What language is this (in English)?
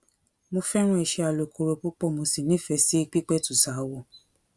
Yoruba